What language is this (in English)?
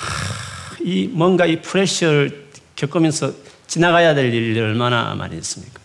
Korean